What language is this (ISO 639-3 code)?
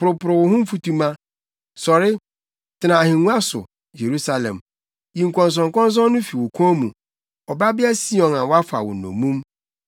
aka